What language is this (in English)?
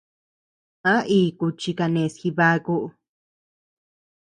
Tepeuxila Cuicatec